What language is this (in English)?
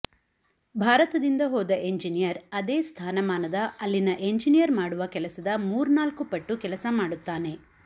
Kannada